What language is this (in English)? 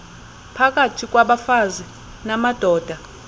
Xhosa